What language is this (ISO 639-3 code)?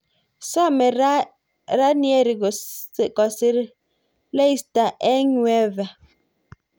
kln